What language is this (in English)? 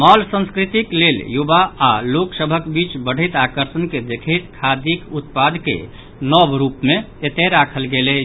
Maithili